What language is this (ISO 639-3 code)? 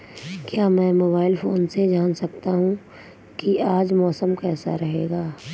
hin